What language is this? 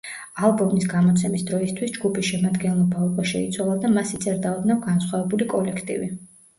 Georgian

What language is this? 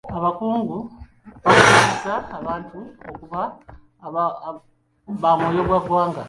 Ganda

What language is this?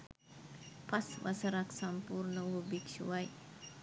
Sinhala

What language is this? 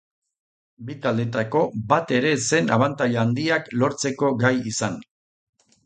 Basque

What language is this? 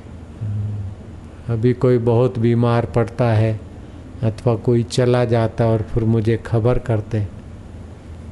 Hindi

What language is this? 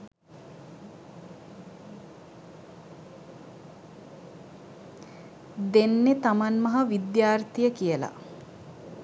Sinhala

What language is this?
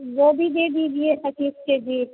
Hindi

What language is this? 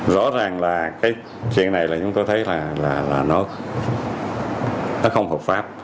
Vietnamese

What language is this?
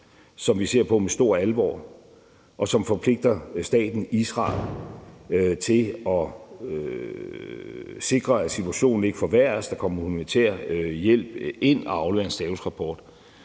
Danish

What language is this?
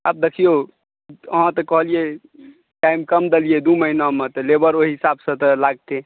Maithili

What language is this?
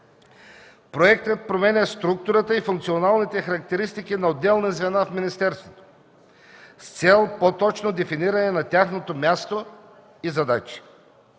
Bulgarian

